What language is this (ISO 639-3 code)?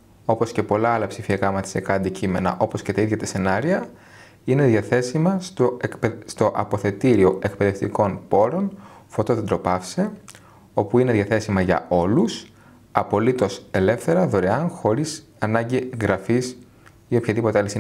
ell